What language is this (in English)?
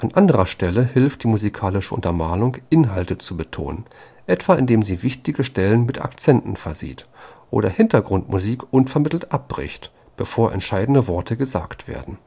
German